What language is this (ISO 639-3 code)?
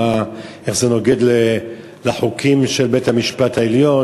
heb